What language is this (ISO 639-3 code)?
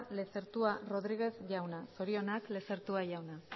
eus